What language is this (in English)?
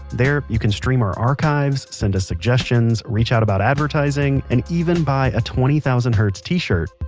English